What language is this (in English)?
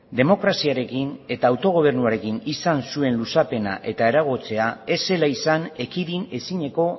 Basque